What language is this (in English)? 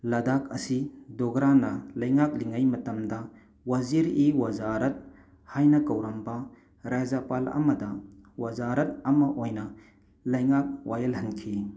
Manipuri